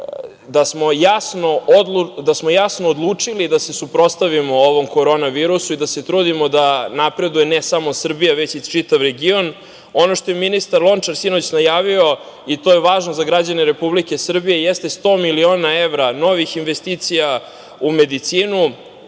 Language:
Serbian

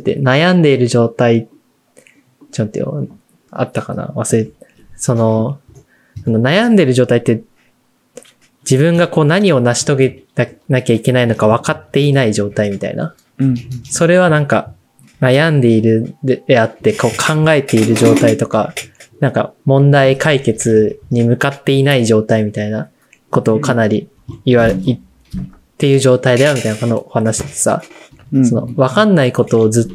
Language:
Japanese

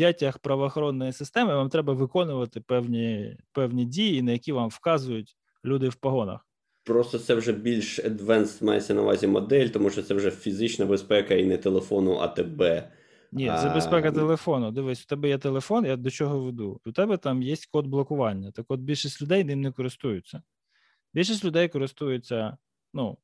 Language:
Ukrainian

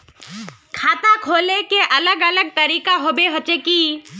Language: Magahi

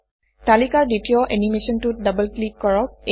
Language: Assamese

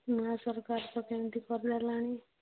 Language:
Odia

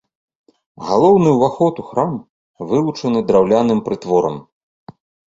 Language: Belarusian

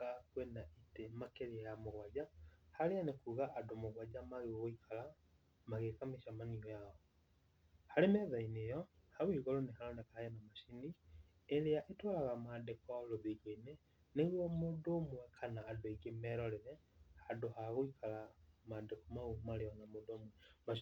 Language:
Kikuyu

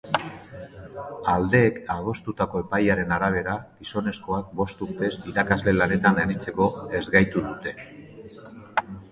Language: Basque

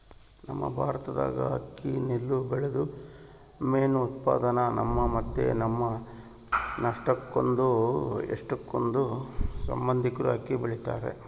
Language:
Kannada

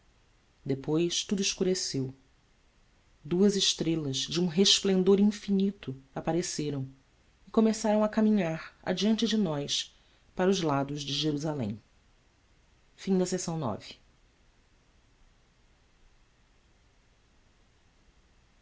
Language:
Portuguese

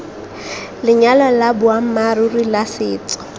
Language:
Tswana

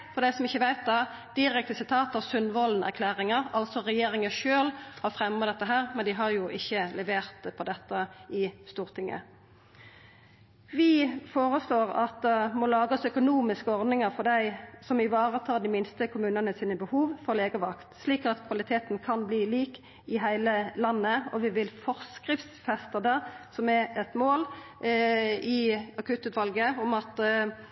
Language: Norwegian Nynorsk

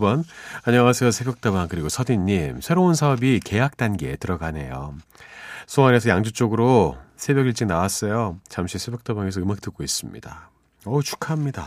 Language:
Korean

